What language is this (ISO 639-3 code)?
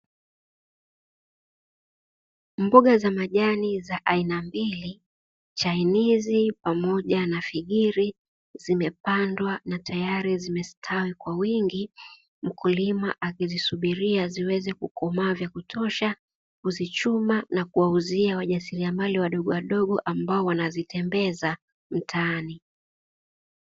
swa